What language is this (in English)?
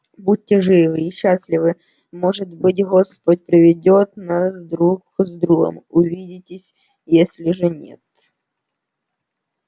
Russian